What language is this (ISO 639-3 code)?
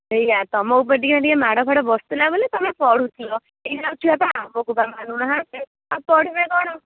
ori